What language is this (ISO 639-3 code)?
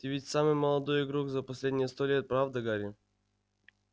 rus